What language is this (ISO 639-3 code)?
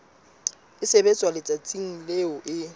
sot